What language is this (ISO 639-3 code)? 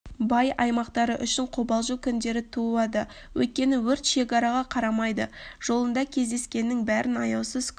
kaz